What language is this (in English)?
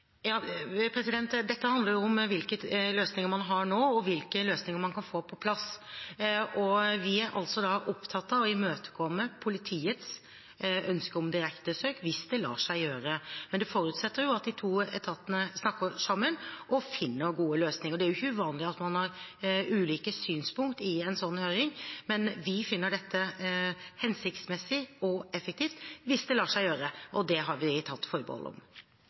Norwegian Bokmål